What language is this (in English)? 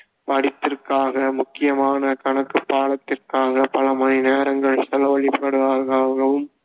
Tamil